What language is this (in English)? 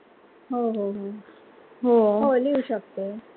Marathi